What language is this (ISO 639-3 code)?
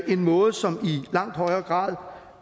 dan